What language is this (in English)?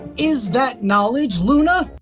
English